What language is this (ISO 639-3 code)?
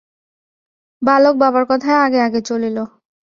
ben